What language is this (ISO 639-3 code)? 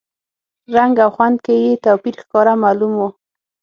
pus